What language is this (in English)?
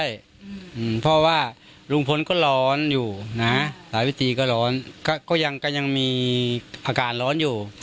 Thai